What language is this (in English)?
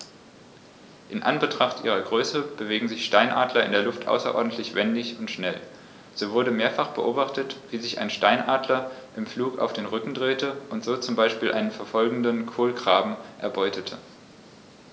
German